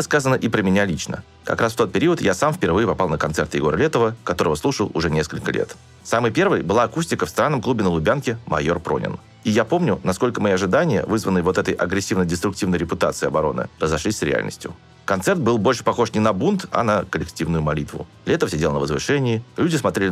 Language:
Russian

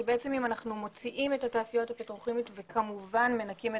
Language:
Hebrew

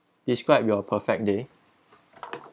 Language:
English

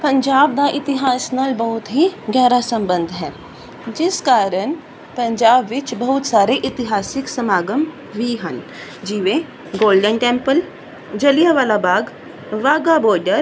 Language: Punjabi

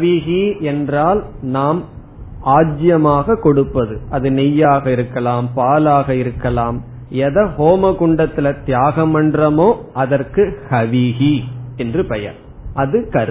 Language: Tamil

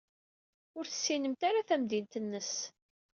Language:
Kabyle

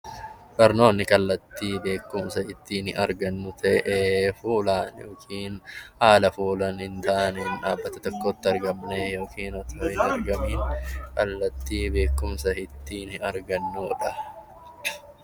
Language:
Oromo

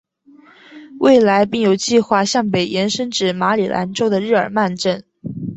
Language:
Chinese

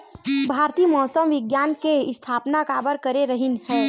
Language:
Chhattisgarhi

